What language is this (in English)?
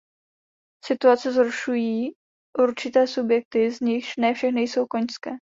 Czech